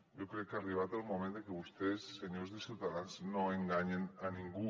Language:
Catalan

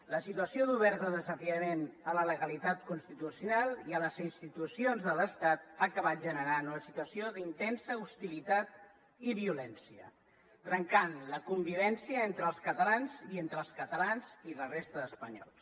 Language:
Catalan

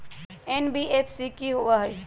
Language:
Magahi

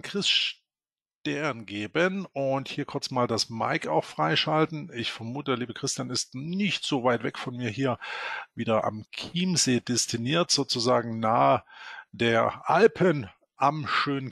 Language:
German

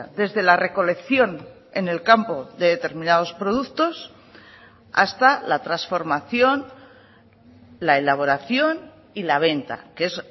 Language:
Spanish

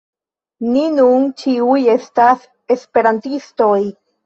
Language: Esperanto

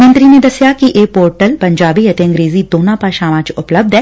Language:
Punjabi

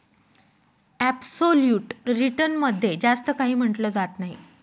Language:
Marathi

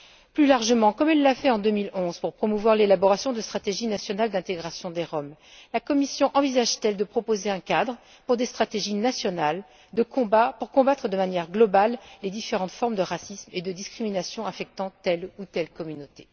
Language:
French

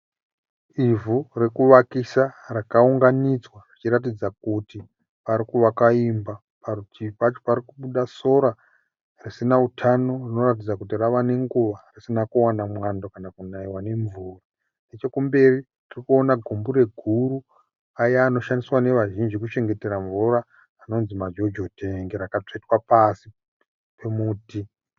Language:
Shona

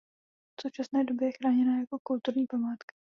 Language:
Czech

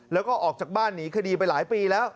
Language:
Thai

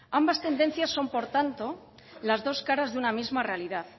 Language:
Spanish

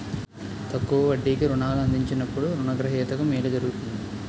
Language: Telugu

